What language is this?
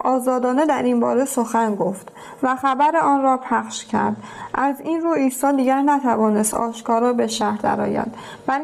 Persian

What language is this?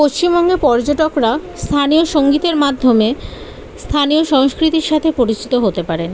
Bangla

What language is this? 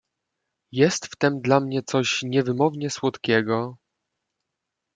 Polish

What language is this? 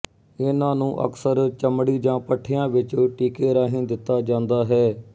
Punjabi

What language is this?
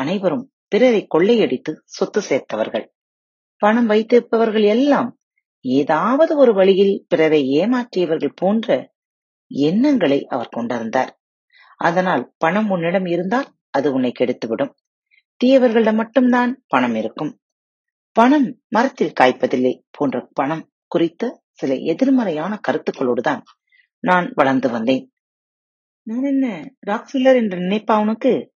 Tamil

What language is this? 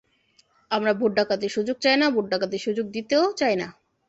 Bangla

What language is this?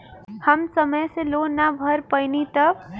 Bhojpuri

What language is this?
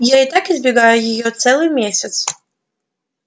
Russian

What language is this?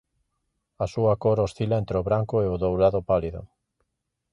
Galician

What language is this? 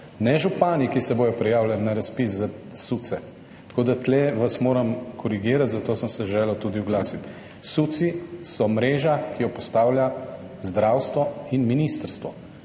Slovenian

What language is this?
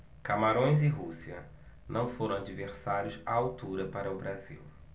Portuguese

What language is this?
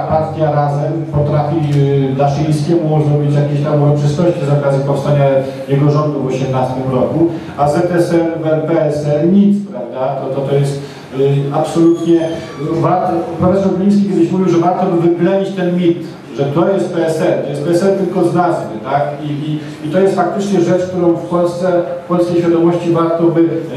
Polish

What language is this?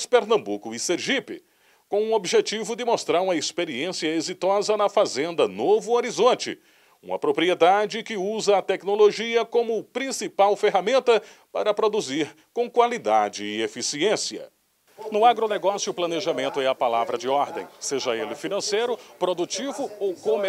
Portuguese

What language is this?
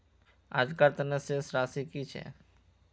Magahi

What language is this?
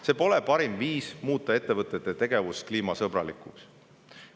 Estonian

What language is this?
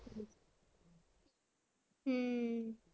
Punjabi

